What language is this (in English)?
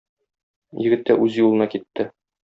Tatar